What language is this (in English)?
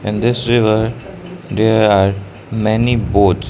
English